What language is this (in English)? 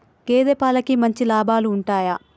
Telugu